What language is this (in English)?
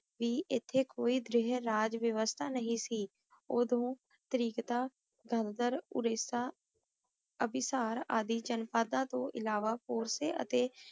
Punjabi